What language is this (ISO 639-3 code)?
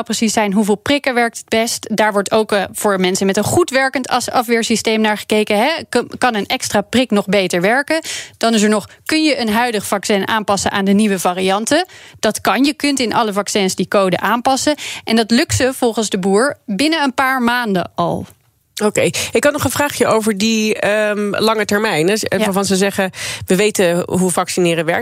nld